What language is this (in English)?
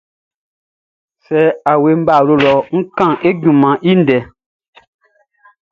Baoulé